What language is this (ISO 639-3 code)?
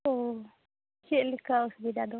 sat